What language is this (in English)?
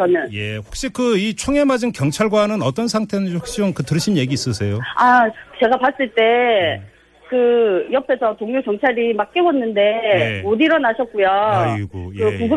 Korean